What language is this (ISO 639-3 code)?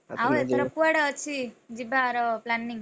ori